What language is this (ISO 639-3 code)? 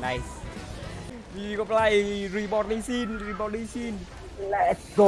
vie